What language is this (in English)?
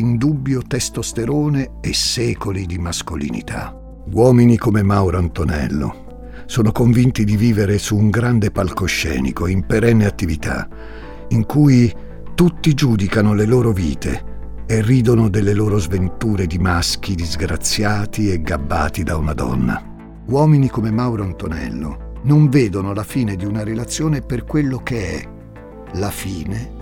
Italian